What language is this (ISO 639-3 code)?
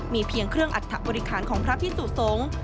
tha